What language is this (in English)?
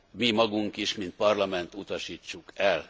Hungarian